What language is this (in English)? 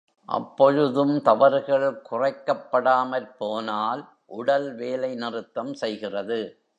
Tamil